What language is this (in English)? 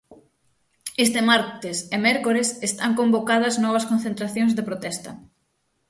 Galician